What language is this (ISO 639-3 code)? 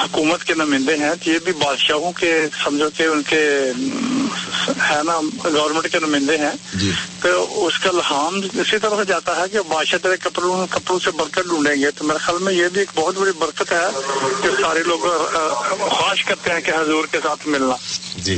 urd